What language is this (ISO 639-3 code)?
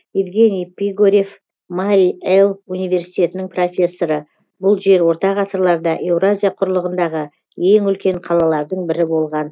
kaz